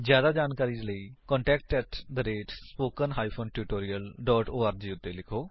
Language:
Punjabi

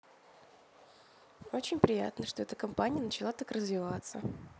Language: Russian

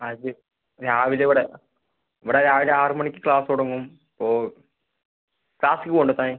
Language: Malayalam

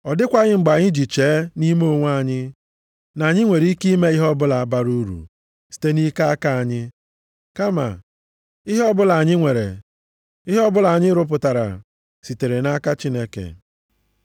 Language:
Igbo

